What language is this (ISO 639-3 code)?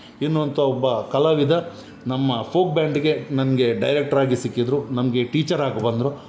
kan